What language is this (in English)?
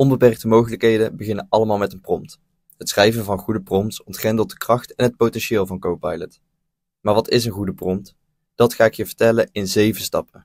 Dutch